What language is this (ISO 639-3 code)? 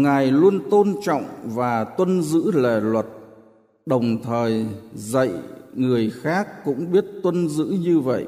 vie